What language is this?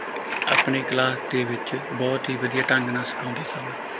Punjabi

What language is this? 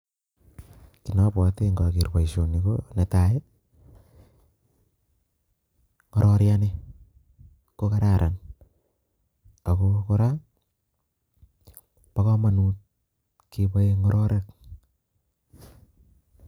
Kalenjin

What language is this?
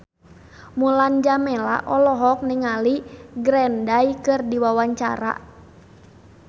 Sundanese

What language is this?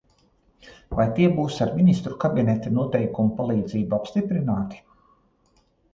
Latvian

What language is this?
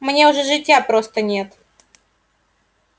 Russian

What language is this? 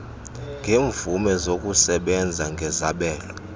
Xhosa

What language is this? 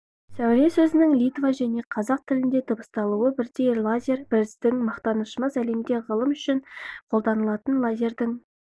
Kazakh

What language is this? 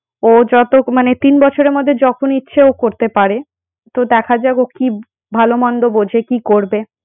Bangla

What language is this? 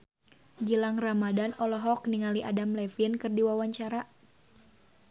Sundanese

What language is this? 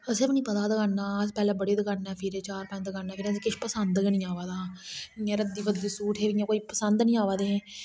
Dogri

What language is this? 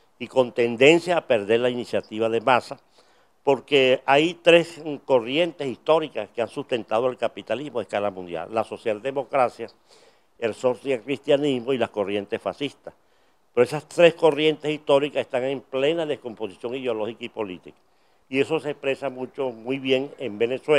Spanish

